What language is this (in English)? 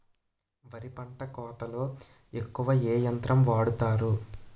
Telugu